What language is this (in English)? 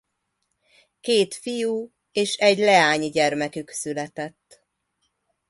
Hungarian